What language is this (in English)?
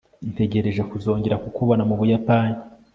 Kinyarwanda